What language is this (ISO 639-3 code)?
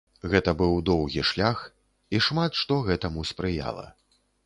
bel